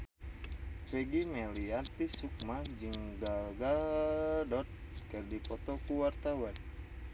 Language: Sundanese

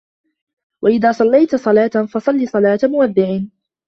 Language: Arabic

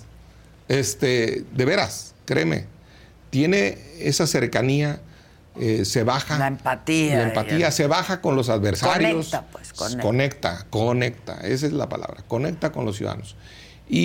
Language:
Spanish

